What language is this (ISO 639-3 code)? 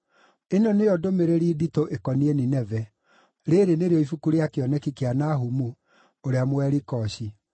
kik